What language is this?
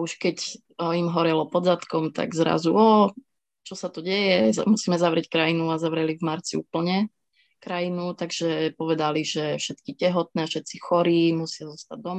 Slovak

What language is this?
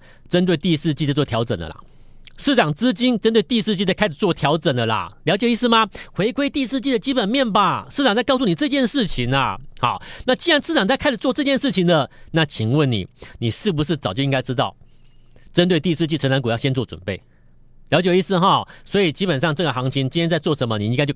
Chinese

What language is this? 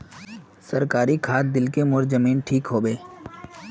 Magahi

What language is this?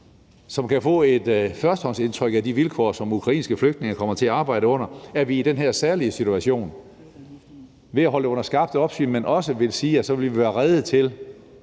Danish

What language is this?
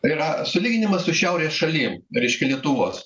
Lithuanian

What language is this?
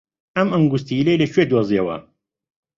Central Kurdish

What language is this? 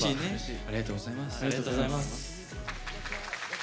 Japanese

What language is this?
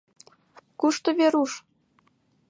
Mari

